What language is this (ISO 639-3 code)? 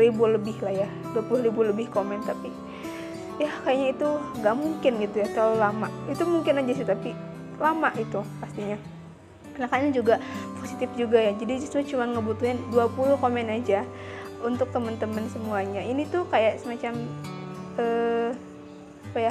ind